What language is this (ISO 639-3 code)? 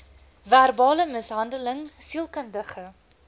afr